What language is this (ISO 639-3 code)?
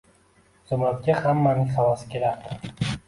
uzb